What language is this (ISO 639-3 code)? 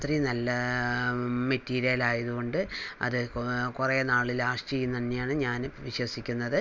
mal